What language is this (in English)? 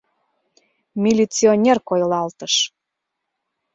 Mari